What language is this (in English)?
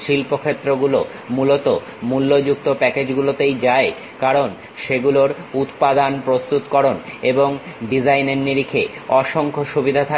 Bangla